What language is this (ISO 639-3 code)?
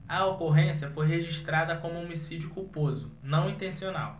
por